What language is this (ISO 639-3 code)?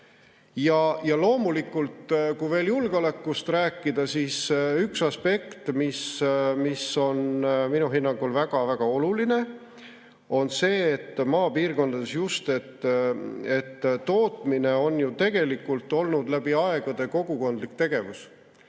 est